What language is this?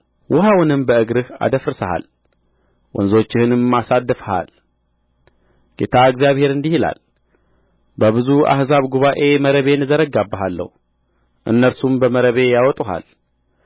Amharic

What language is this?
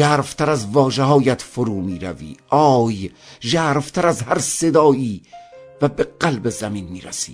Persian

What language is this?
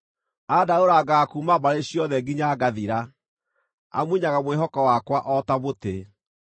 Kikuyu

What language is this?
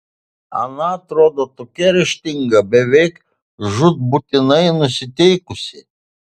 Lithuanian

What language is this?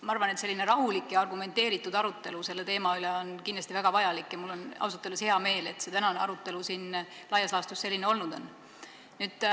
Estonian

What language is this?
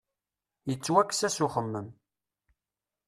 Kabyle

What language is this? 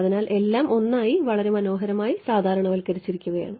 Malayalam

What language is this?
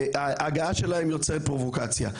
Hebrew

